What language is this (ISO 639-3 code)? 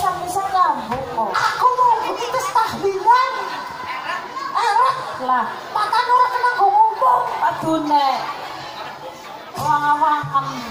tha